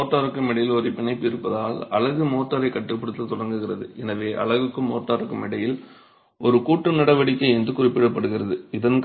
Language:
Tamil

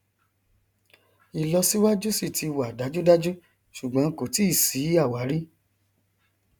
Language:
Yoruba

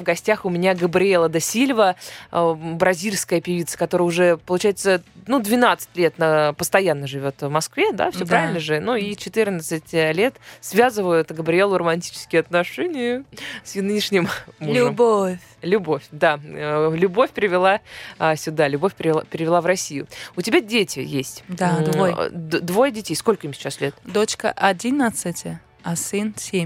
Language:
Russian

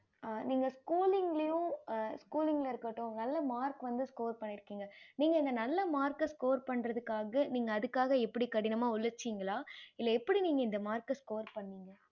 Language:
Tamil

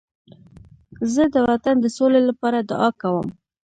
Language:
Pashto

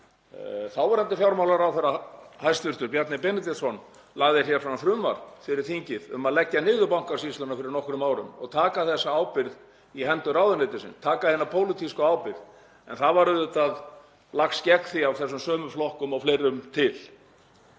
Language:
Icelandic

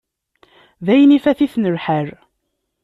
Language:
Kabyle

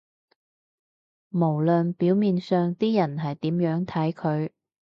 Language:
Cantonese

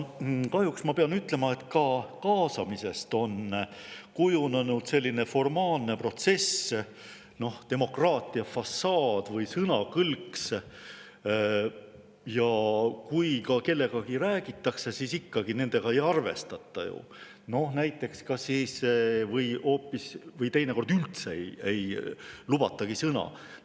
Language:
Estonian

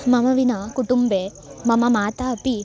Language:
Sanskrit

